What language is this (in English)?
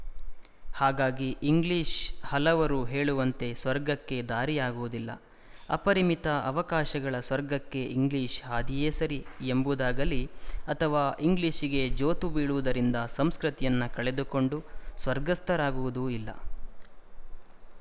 Kannada